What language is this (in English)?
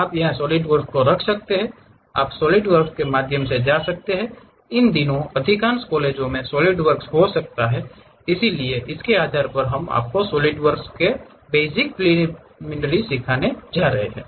Hindi